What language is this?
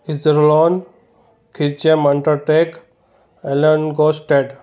Sindhi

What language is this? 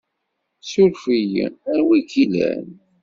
Kabyle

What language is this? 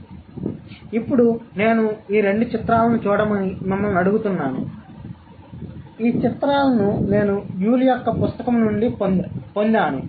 Telugu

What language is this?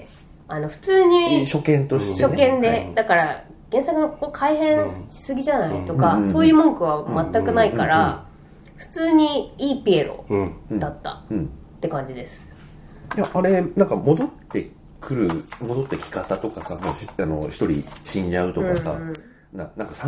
Japanese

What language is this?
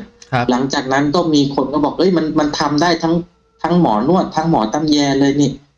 Thai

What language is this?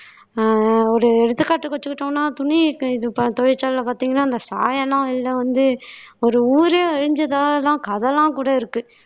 Tamil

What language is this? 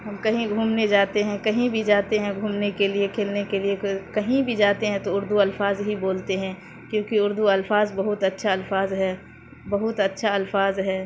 Urdu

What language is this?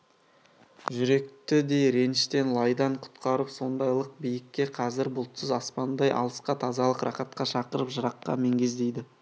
Kazakh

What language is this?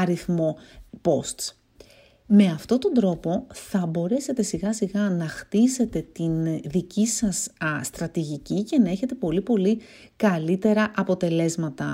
Greek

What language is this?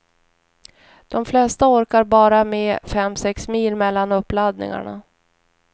Swedish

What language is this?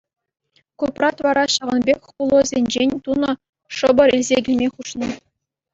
Chuvash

